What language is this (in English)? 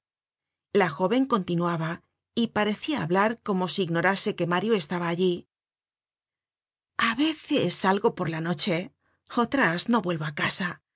Spanish